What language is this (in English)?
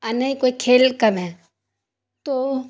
Urdu